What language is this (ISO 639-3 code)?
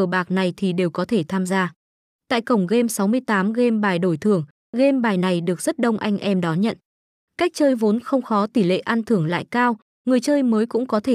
vie